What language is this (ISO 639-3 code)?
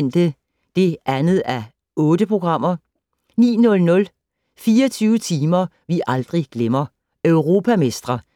dan